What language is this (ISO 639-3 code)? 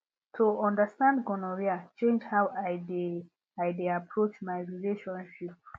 pcm